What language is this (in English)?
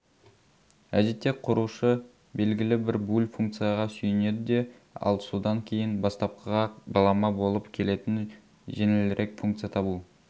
Kazakh